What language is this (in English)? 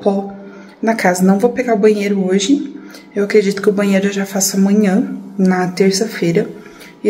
Portuguese